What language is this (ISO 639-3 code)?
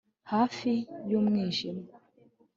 kin